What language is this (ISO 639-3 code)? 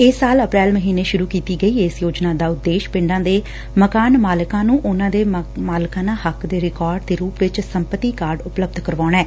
pan